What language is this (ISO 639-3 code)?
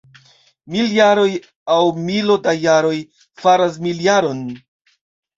epo